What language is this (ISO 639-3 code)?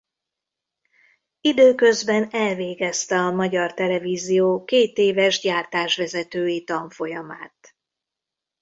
hun